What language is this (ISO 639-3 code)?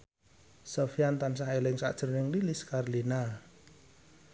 jav